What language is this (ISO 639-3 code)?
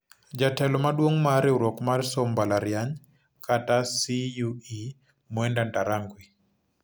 luo